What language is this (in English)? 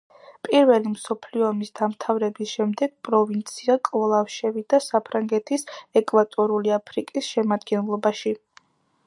Georgian